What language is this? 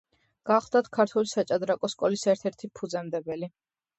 Georgian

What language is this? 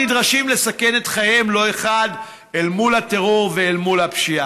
Hebrew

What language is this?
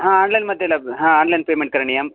Sanskrit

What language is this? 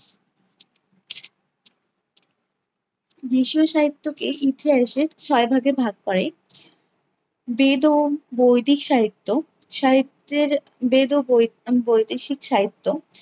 Bangla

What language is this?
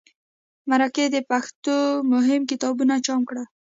Pashto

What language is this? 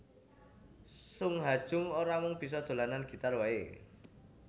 Javanese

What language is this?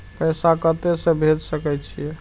Maithili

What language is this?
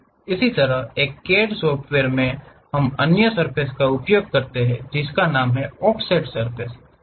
Hindi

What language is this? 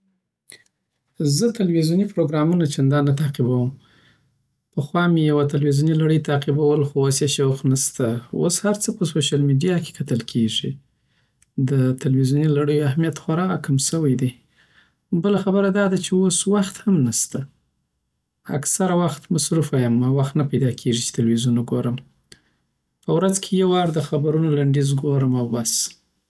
Southern Pashto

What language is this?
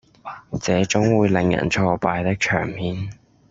Cantonese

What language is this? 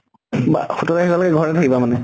Assamese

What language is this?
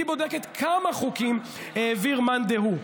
Hebrew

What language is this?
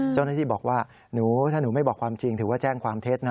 Thai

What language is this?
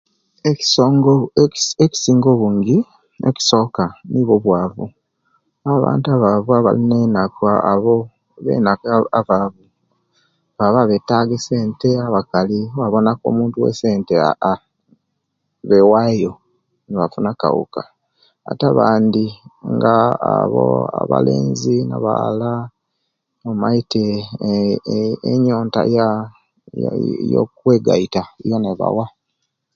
Kenyi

